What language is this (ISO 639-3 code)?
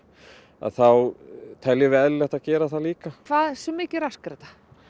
isl